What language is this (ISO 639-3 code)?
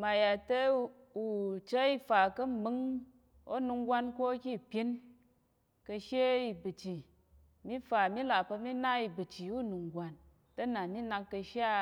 yer